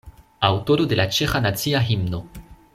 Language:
Esperanto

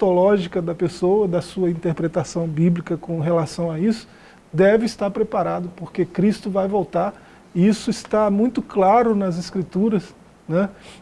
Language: Portuguese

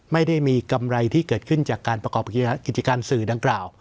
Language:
Thai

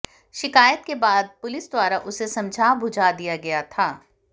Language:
Hindi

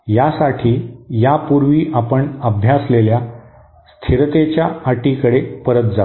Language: Marathi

